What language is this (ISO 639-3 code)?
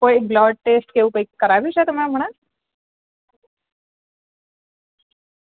guj